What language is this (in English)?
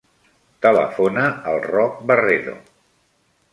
Catalan